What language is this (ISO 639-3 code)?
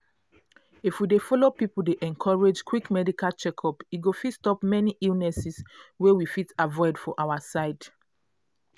pcm